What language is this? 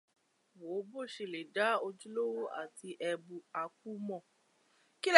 Yoruba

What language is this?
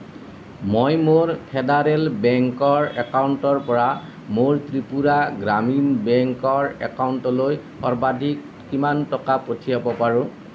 Assamese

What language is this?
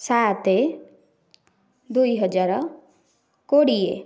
Odia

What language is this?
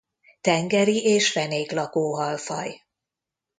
Hungarian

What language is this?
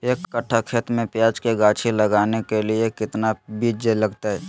Magahi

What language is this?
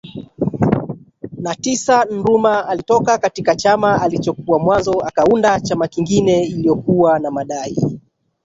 Swahili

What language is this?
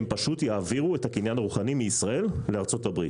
Hebrew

